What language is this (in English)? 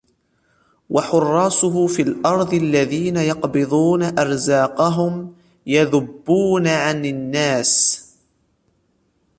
Arabic